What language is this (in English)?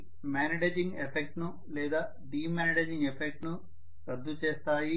Telugu